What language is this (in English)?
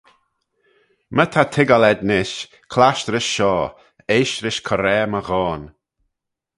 Manx